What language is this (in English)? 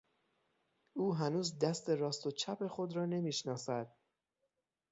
Persian